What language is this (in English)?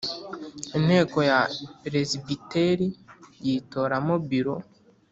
Kinyarwanda